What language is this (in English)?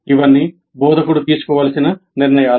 Telugu